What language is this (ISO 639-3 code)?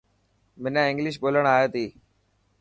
mki